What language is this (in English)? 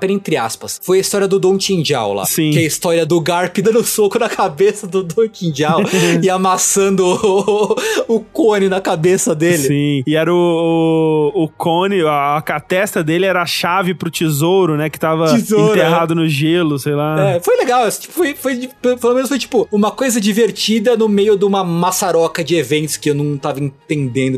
Portuguese